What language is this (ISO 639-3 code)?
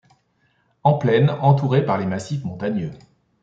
fra